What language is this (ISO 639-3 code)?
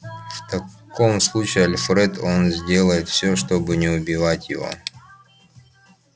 rus